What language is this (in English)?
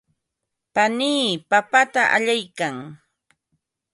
Ambo-Pasco Quechua